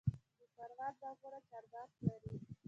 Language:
Pashto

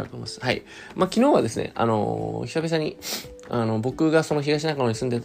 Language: Japanese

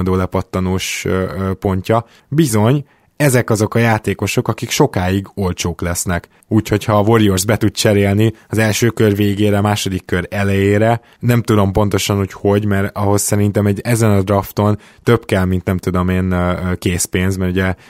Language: Hungarian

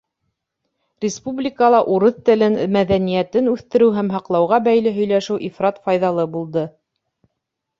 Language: Bashkir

